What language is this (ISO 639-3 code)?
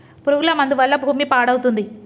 tel